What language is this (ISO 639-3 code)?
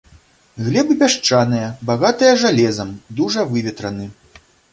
bel